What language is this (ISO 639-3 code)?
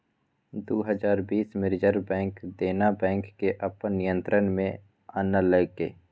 mai